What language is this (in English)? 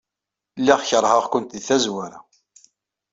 Kabyle